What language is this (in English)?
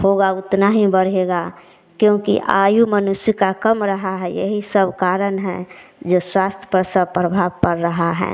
Hindi